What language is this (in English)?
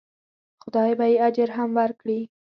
Pashto